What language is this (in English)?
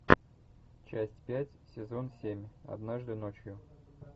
Russian